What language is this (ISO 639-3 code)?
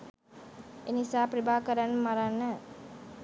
sin